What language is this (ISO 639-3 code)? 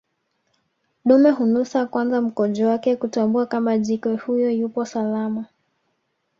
swa